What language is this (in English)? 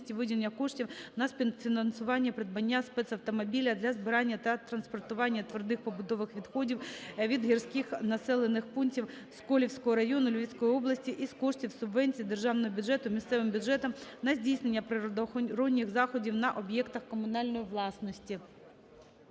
Ukrainian